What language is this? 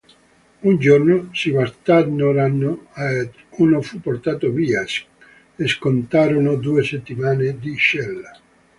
Italian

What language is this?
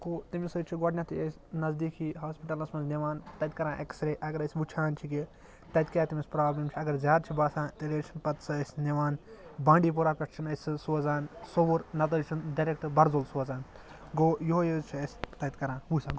Kashmiri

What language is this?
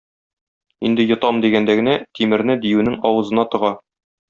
Tatar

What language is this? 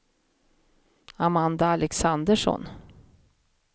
Swedish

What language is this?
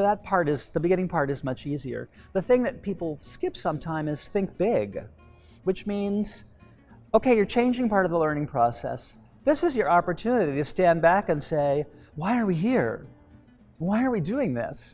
English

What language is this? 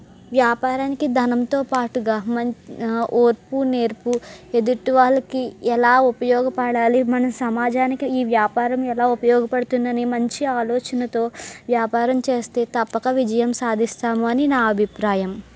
Telugu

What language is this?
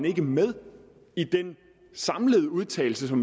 Danish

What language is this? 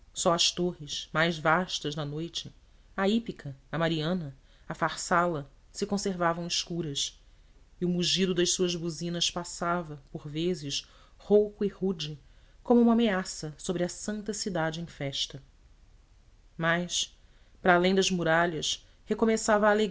Portuguese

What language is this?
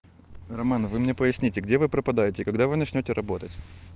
Russian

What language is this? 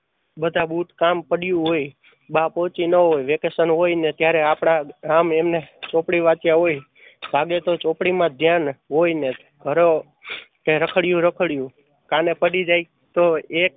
Gujarati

